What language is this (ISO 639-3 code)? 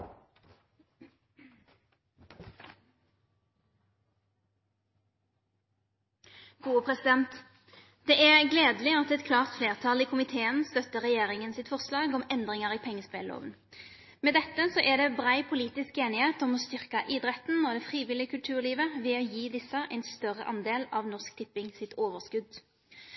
nno